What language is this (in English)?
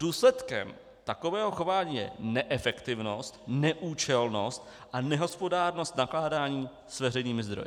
Czech